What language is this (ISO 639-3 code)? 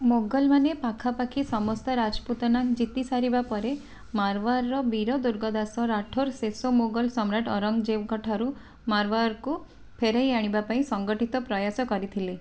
ori